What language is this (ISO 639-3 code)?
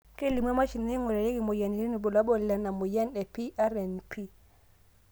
mas